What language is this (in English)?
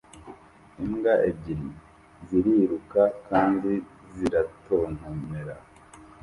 Kinyarwanda